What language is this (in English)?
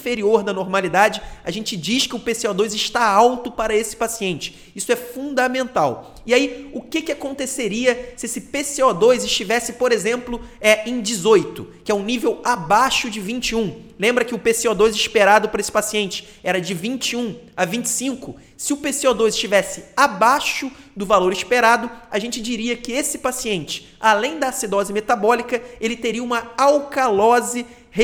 Portuguese